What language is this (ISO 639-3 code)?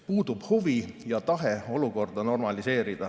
est